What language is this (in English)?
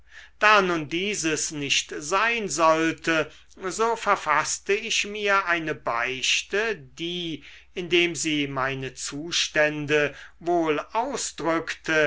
German